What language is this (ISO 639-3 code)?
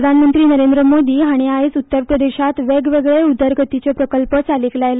kok